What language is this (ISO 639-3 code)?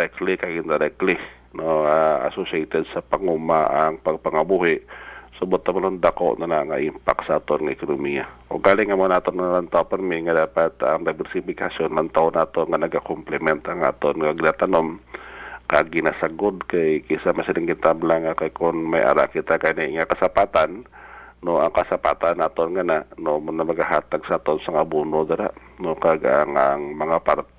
fil